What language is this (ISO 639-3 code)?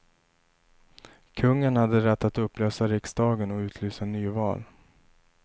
swe